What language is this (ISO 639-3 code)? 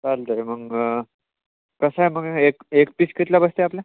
mar